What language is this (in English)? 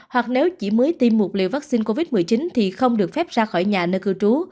Vietnamese